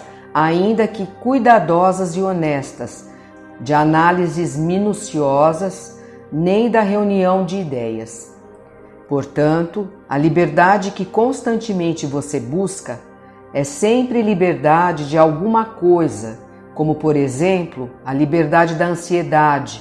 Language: Portuguese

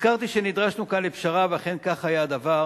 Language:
Hebrew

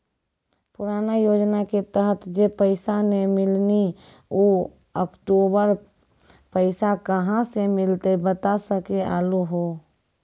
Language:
Maithili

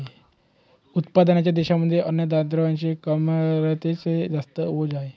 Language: Marathi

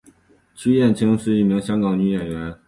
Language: Chinese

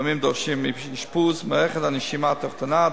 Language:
Hebrew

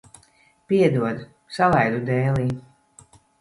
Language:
Latvian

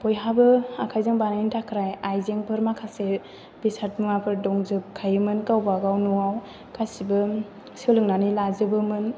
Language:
Bodo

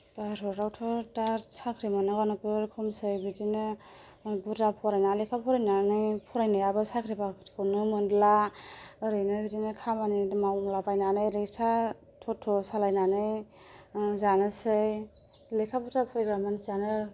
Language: Bodo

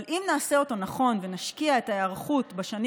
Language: Hebrew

